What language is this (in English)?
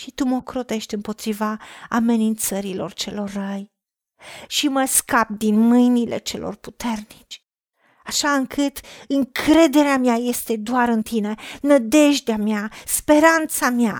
Romanian